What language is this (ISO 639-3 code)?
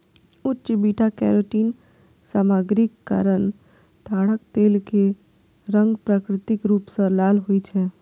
mai